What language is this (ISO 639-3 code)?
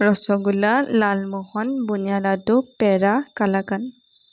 asm